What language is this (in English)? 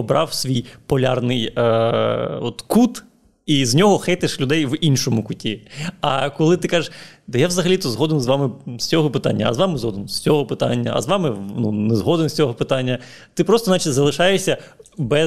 Ukrainian